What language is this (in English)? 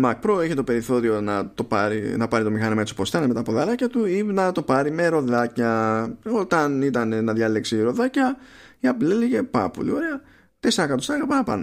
Greek